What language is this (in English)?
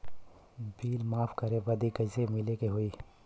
Bhojpuri